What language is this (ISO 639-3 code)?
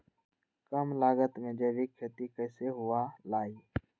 mag